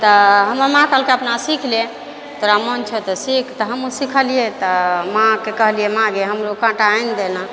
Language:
Maithili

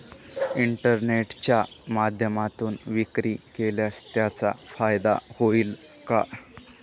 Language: Marathi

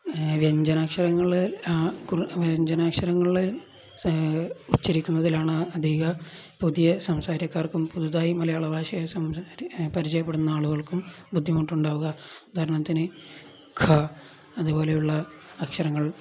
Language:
Malayalam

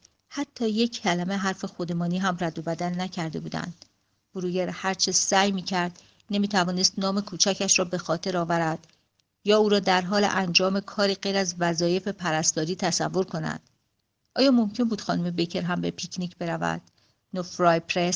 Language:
Persian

